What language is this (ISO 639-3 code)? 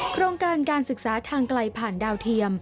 tha